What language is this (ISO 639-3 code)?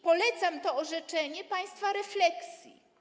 pol